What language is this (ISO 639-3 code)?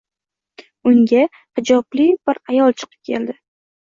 uzb